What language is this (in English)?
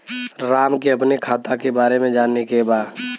Bhojpuri